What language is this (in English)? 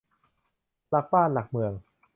Thai